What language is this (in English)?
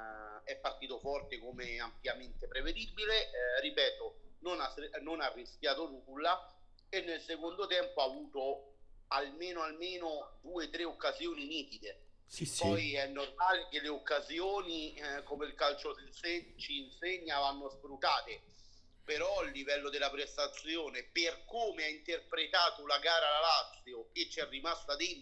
Italian